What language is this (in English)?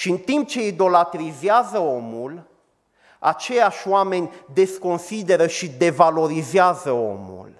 Romanian